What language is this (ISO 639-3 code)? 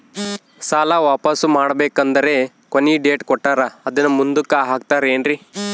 kan